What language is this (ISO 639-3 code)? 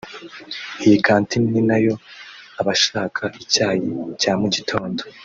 kin